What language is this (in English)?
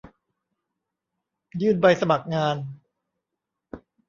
Thai